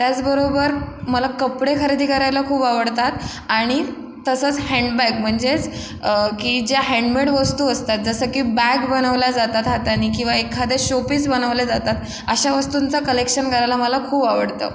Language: Marathi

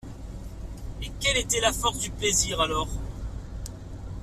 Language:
French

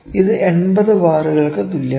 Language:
Malayalam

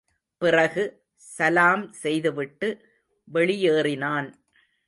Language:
Tamil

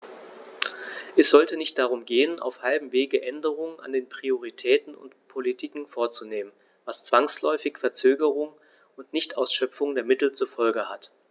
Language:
German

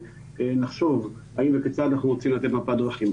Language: Hebrew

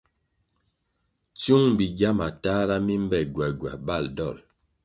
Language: Kwasio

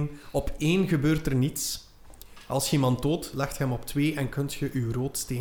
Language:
Dutch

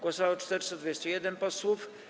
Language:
Polish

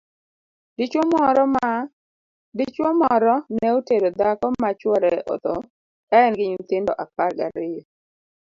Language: Luo (Kenya and Tanzania)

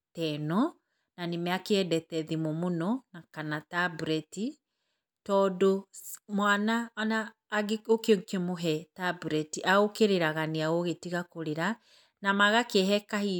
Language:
Kikuyu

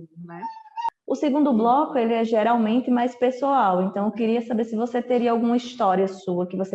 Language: Portuguese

